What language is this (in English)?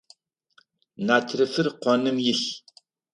Adyghe